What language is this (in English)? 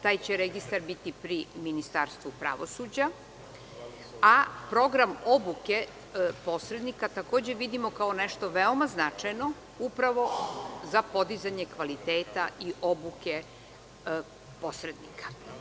Serbian